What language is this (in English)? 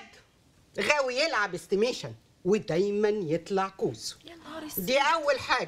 Arabic